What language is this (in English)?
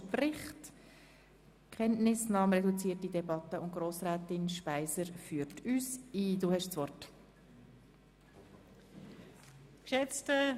Swiss German